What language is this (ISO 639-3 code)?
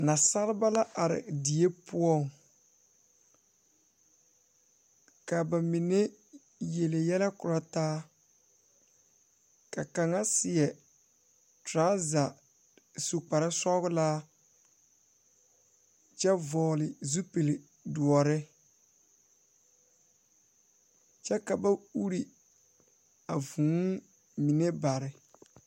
dga